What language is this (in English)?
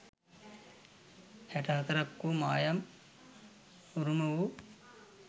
Sinhala